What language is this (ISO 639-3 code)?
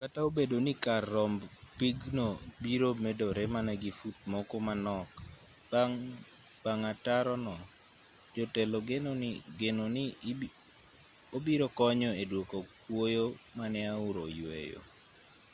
luo